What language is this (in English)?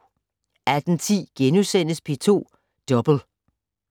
Danish